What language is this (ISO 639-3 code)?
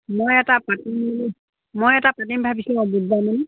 asm